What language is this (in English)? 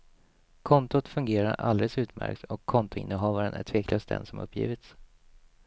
Swedish